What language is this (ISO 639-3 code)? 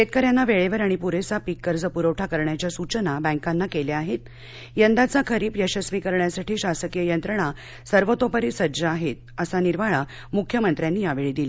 mar